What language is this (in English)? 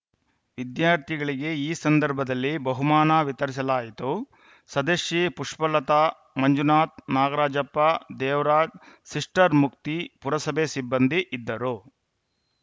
Kannada